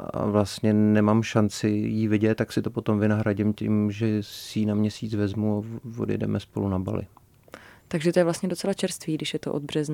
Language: Czech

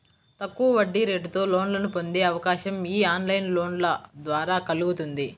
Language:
Telugu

